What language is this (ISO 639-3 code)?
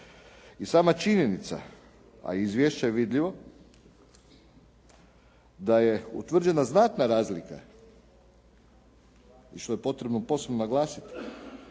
hrv